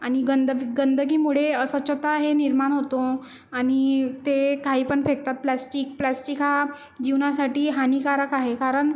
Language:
Marathi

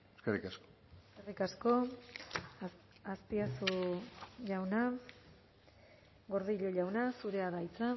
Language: Basque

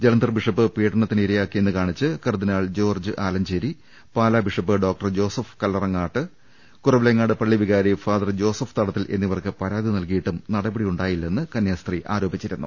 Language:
Malayalam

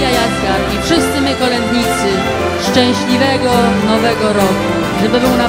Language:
Polish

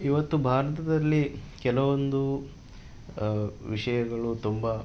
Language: Kannada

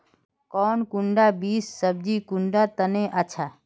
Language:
Magahi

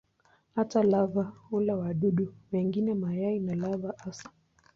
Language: Swahili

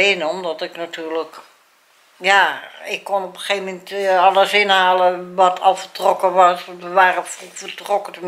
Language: Dutch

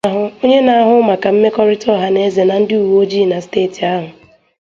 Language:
Igbo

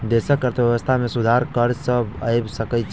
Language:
Maithili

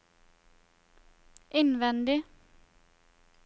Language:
Norwegian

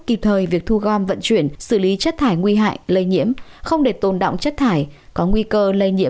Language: Vietnamese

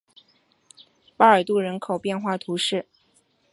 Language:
Chinese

